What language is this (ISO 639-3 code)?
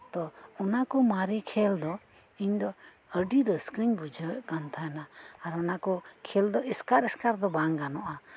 sat